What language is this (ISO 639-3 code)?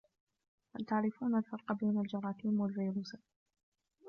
ara